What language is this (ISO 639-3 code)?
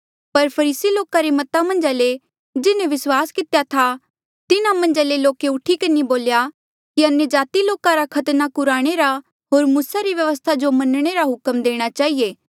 mjl